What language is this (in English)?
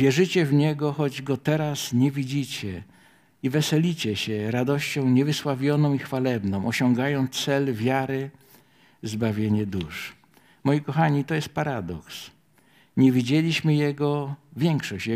Polish